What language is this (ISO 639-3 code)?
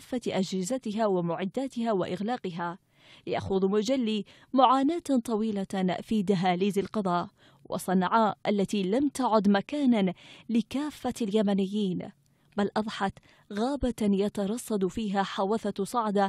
ara